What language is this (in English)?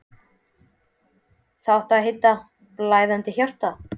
Icelandic